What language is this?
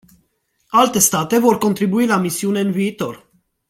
Romanian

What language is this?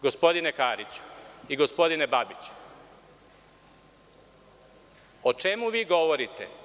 Serbian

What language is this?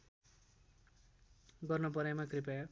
Nepali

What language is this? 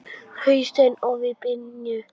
Icelandic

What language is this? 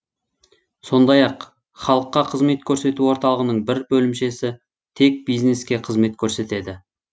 Kazakh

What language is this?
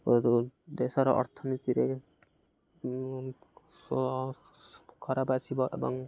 Odia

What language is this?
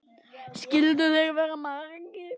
Icelandic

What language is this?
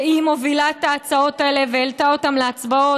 Hebrew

